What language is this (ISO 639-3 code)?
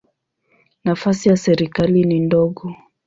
swa